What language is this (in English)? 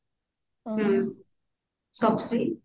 Odia